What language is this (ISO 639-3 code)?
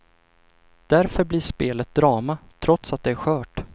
swe